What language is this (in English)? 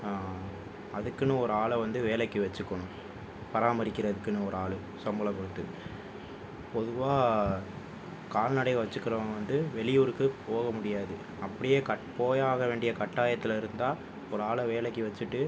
Tamil